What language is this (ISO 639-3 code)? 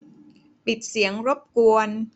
tha